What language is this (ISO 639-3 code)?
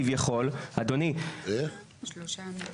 heb